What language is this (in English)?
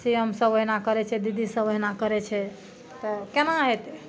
Maithili